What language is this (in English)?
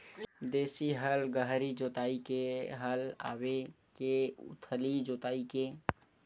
Chhattisgarhi